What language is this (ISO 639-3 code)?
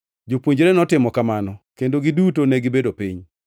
luo